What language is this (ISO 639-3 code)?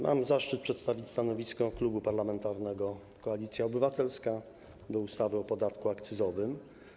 pol